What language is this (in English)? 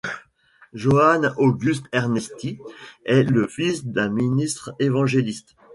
French